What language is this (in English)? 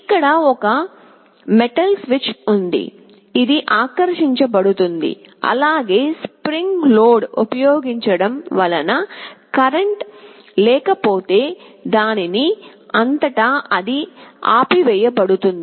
Telugu